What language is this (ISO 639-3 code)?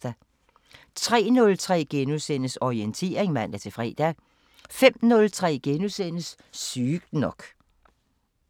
dan